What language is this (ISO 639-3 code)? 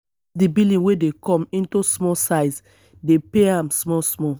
pcm